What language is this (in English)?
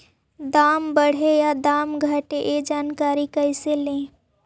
Magahi